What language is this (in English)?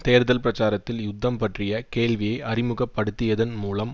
Tamil